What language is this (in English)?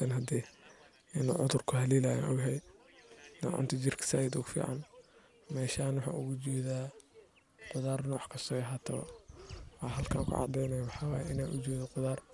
Somali